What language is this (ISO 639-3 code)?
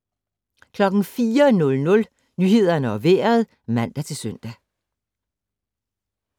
dan